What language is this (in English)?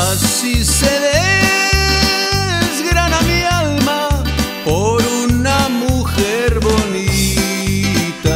Spanish